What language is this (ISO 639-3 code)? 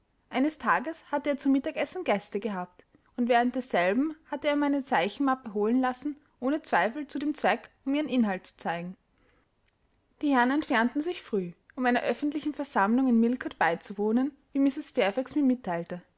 deu